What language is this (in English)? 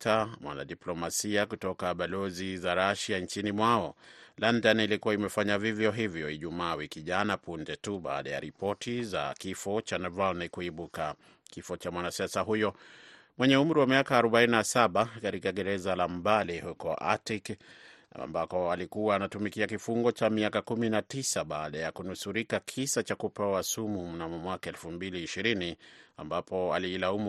Swahili